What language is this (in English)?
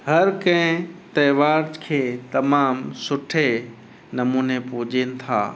Sindhi